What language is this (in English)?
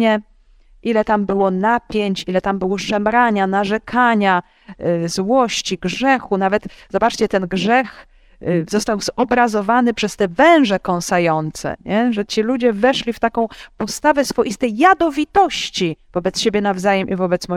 Polish